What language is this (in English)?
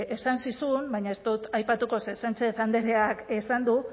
Basque